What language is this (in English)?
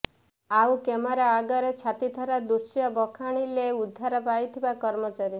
Odia